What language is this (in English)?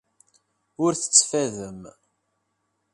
Kabyle